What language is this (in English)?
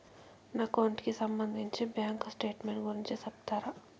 Telugu